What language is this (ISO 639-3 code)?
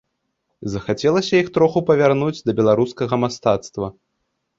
bel